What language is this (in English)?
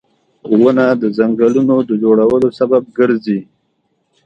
Pashto